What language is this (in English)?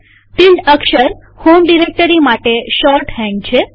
Gujarati